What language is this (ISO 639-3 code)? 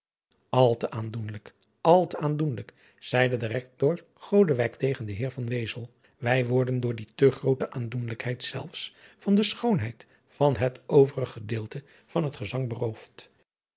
nld